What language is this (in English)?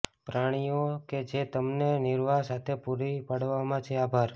Gujarati